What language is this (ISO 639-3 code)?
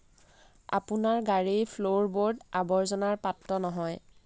asm